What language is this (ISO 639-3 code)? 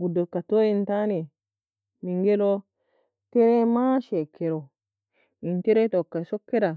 fia